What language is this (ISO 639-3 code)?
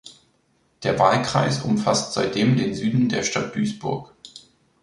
deu